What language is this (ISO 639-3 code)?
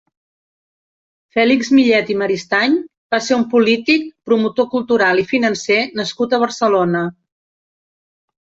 cat